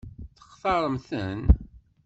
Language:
Kabyle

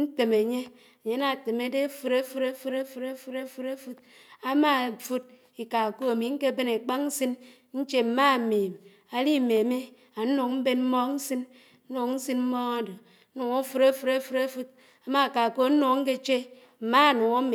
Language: Anaang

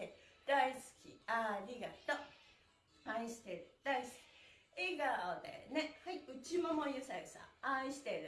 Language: Japanese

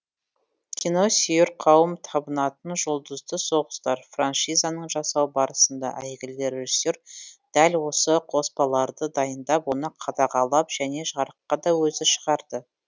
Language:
Kazakh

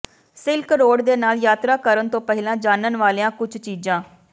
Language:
Punjabi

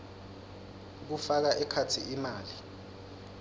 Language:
Swati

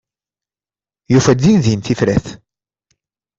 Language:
Kabyle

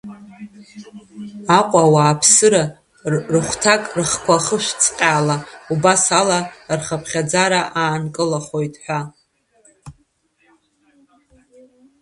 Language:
Abkhazian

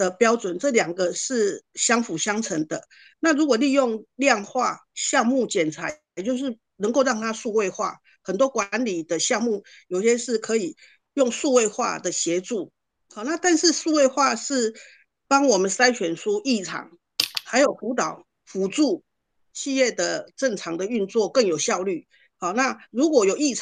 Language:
Chinese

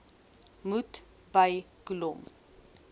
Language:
Afrikaans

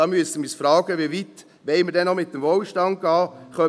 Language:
Swiss German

